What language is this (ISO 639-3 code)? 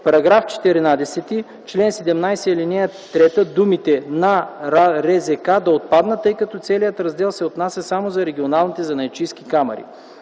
bul